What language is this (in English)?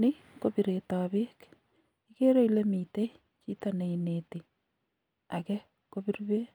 Kalenjin